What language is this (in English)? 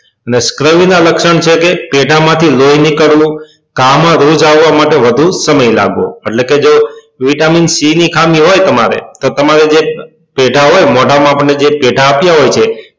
Gujarati